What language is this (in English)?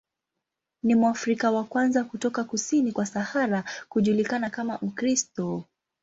Swahili